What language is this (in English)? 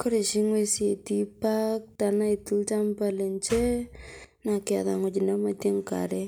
Masai